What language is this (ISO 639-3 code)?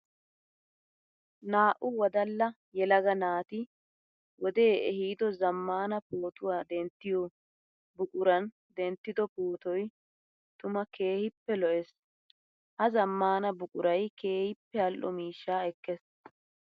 wal